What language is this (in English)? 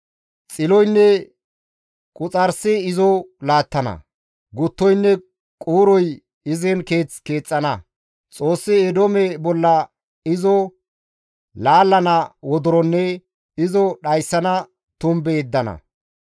Gamo